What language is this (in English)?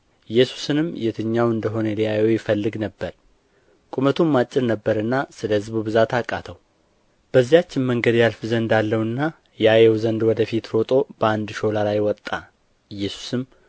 Amharic